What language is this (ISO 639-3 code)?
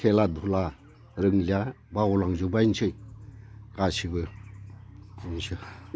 brx